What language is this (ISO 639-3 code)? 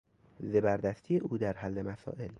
fas